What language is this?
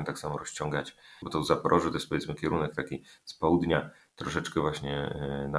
Polish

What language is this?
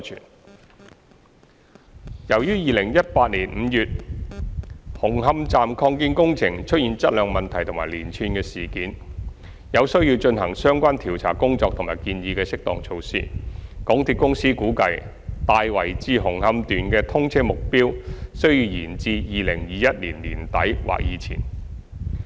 Cantonese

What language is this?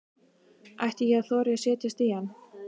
Icelandic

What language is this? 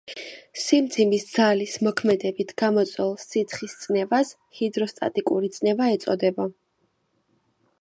Georgian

